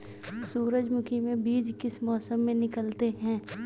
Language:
Hindi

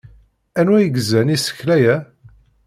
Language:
Kabyle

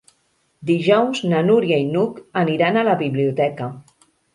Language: Catalan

